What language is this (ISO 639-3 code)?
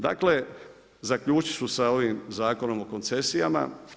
hrv